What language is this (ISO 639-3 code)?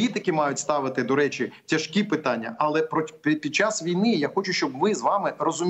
ukr